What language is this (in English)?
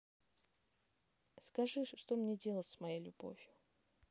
Russian